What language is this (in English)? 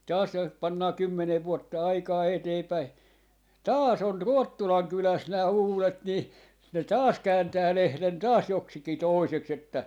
Finnish